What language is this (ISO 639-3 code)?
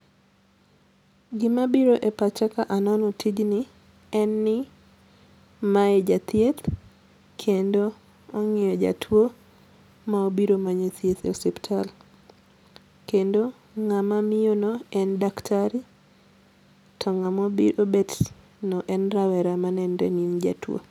luo